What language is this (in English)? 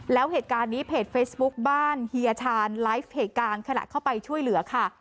Thai